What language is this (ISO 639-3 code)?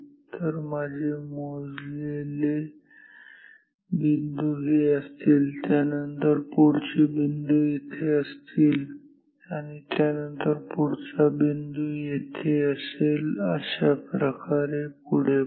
mar